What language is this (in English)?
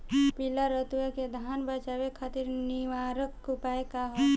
Bhojpuri